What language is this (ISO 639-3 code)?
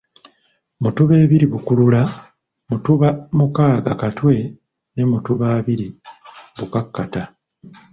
lug